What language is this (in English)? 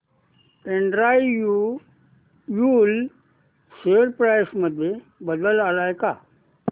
Marathi